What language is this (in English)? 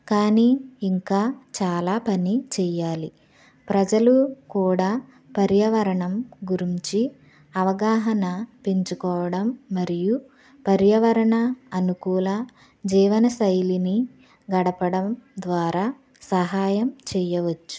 Telugu